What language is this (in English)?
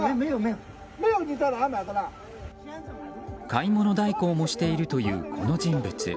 Japanese